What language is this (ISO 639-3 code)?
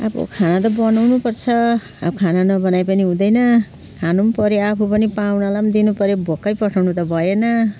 nep